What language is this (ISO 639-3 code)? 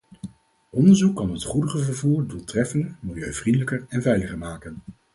nld